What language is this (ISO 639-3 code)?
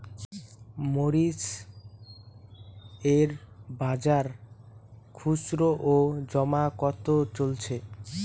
ben